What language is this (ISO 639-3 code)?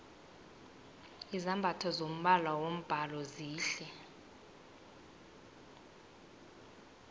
nbl